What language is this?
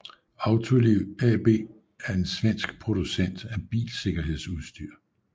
Danish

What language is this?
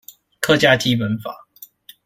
Chinese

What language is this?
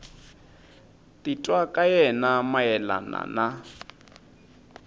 Tsonga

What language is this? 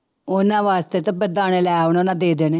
Punjabi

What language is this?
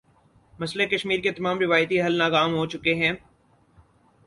Urdu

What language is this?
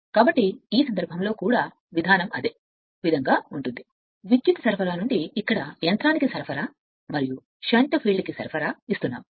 Telugu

